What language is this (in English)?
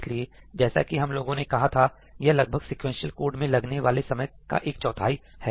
Hindi